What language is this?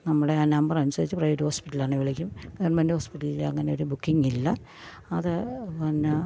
Malayalam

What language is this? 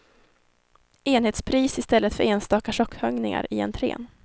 Swedish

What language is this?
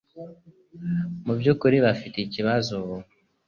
Kinyarwanda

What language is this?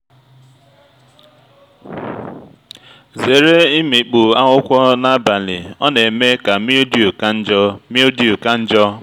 Igbo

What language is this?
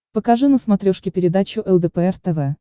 Russian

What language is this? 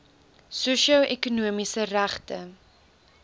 Afrikaans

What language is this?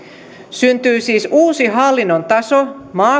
Finnish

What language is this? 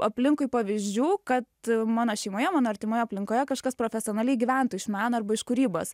Lithuanian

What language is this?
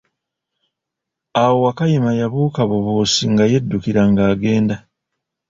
Ganda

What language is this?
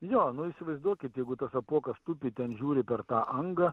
Lithuanian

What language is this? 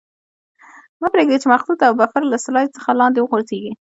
Pashto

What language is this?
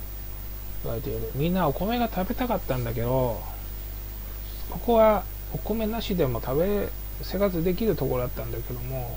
Japanese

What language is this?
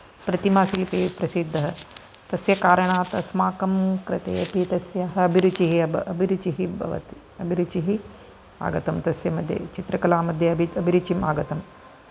Sanskrit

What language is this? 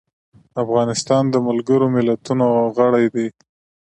Pashto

